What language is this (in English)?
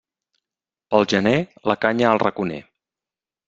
Catalan